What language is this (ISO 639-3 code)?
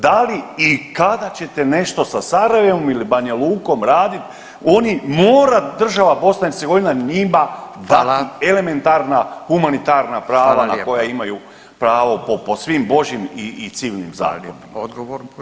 hrv